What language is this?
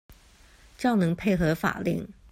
Chinese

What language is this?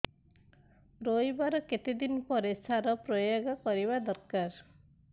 Odia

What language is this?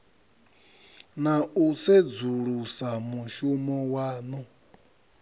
Venda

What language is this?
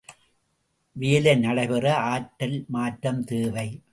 Tamil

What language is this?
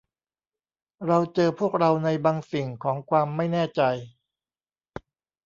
Thai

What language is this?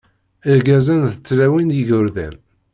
Kabyle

